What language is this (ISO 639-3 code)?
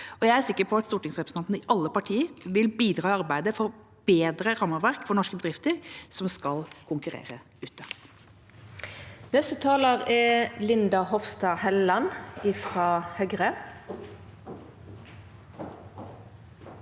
nor